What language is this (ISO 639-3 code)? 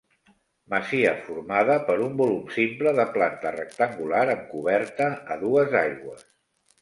cat